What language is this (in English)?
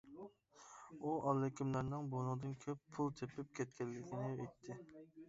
Uyghur